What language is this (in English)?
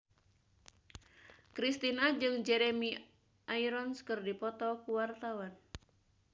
Sundanese